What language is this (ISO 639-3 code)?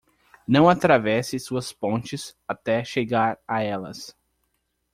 por